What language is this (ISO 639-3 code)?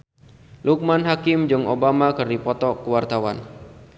sun